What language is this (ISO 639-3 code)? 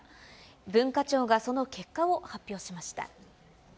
jpn